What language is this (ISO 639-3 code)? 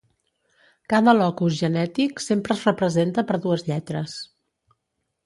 cat